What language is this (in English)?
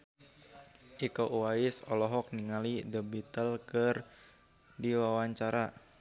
Sundanese